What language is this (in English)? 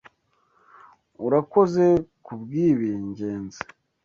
Kinyarwanda